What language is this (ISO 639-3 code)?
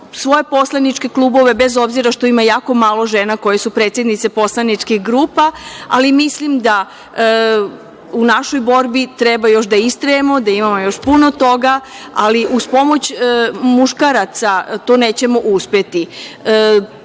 srp